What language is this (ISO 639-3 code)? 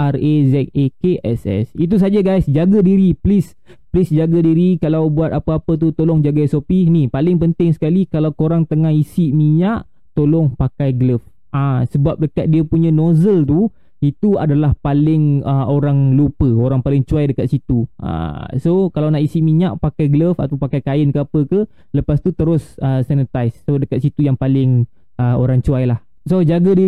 msa